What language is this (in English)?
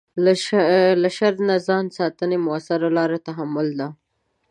Pashto